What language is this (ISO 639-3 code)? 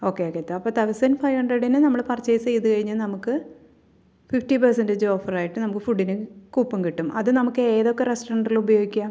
mal